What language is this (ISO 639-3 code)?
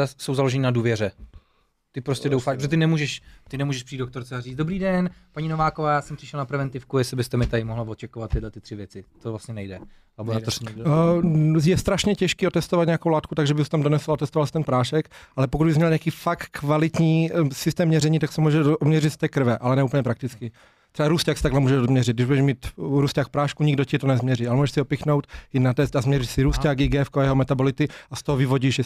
ces